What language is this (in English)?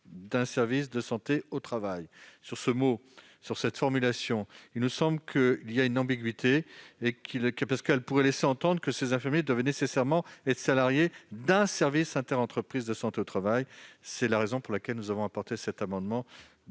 French